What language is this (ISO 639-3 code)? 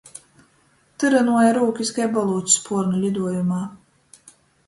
ltg